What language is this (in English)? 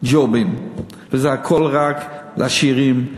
Hebrew